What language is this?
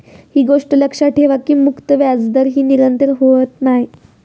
Marathi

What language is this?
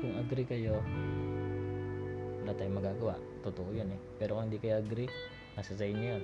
Filipino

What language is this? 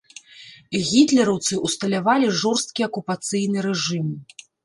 Belarusian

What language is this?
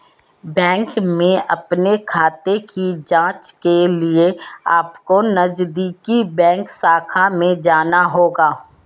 Hindi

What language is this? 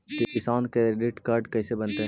Magahi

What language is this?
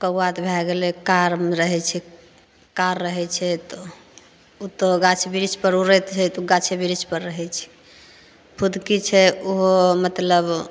Maithili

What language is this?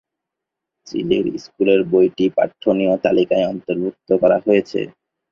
Bangla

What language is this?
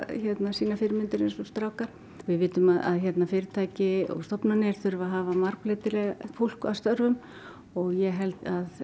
Icelandic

